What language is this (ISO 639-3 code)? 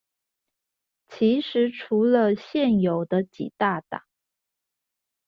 zho